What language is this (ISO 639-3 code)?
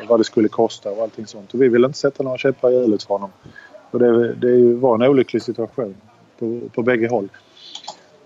swe